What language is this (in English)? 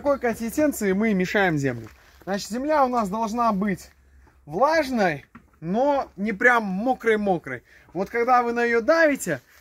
Russian